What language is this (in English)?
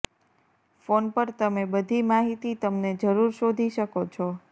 Gujarati